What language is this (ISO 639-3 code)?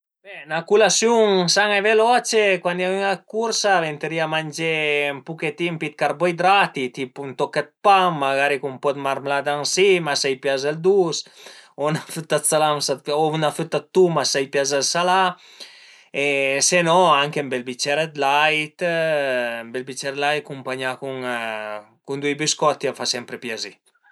pms